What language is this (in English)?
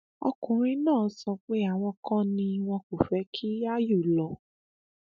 Yoruba